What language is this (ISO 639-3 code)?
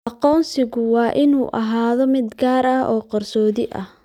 som